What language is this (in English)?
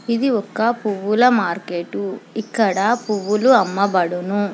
Telugu